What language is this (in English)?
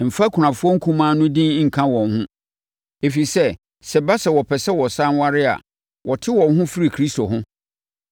Akan